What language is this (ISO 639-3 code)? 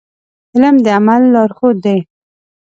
pus